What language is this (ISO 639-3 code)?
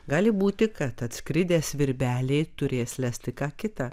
lit